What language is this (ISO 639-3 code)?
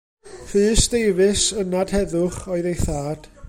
cym